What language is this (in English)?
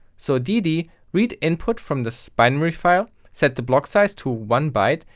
English